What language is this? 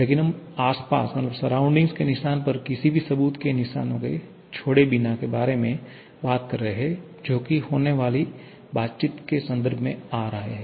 Hindi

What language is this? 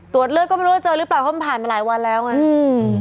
Thai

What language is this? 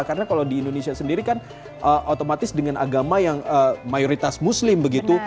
Indonesian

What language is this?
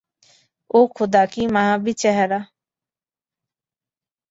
Bangla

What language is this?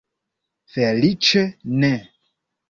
Esperanto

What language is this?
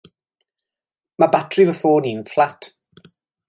Welsh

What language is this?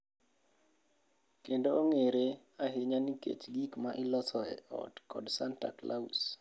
Luo (Kenya and Tanzania)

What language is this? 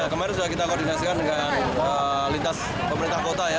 Indonesian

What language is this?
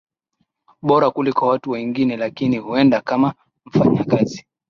Swahili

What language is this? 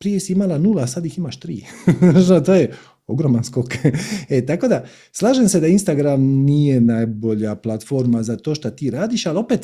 Croatian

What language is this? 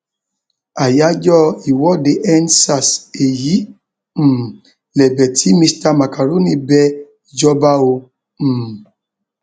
Yoruba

